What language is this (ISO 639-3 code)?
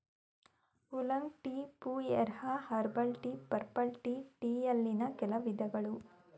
kan